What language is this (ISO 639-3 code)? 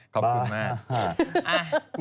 tha